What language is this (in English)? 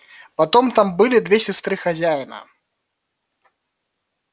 Russian